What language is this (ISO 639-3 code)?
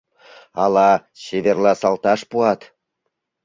chm